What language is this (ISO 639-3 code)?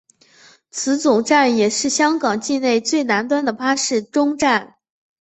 zho